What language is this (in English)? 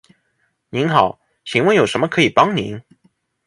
Chinese